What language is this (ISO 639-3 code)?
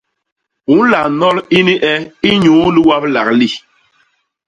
bas